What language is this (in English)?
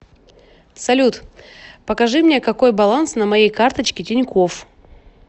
Russian